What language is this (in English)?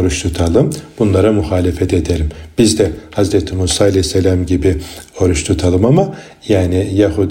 Turkish